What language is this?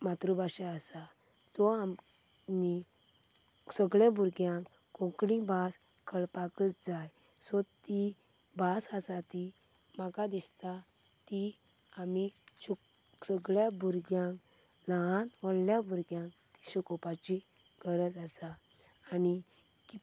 Konkani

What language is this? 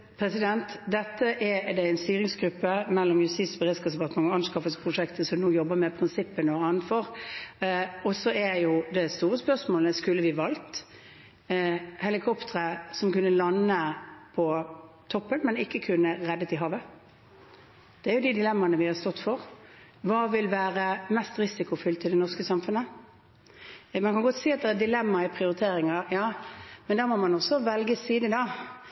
Norwegian Bokmål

